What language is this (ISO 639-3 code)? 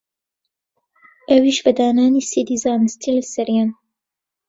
ckb